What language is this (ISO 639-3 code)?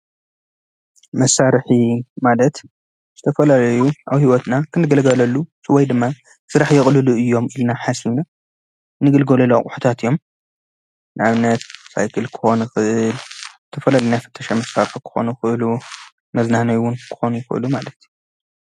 tir